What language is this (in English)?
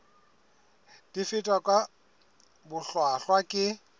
Southern Sotho